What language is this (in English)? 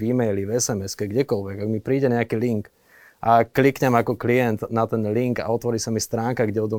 Slovak